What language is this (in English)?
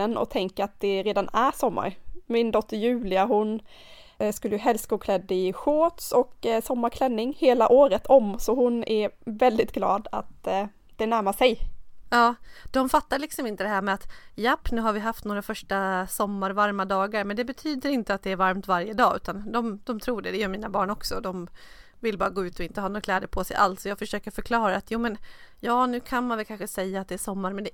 Swedish